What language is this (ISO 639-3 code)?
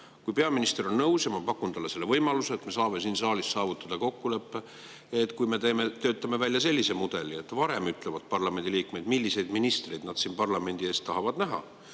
est